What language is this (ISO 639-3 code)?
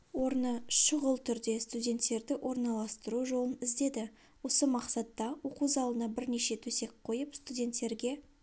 kaz